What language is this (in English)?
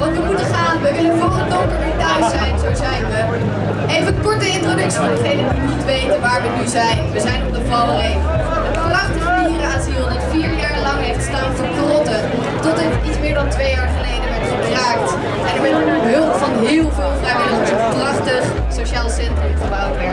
Dutch